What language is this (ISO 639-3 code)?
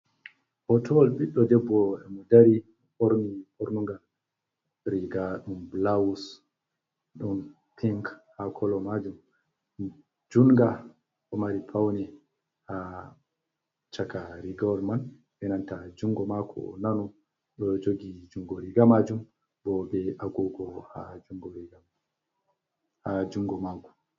ful